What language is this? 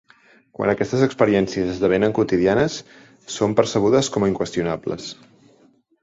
Catalan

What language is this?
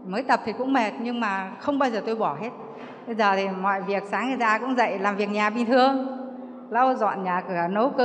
Vietnamese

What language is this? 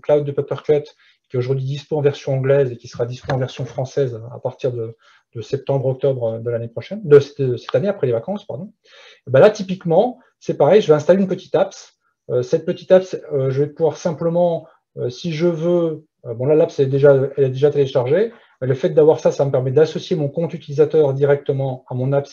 French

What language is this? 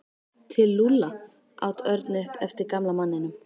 Icelandic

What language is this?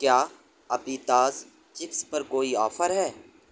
Urdu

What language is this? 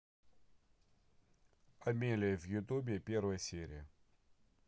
Russian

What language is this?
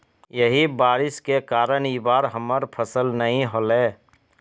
Magahi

